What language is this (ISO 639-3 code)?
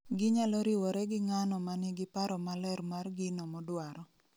luo